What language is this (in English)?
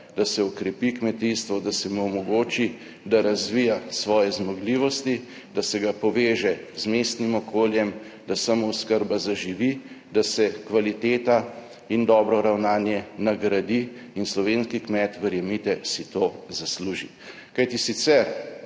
Slovenian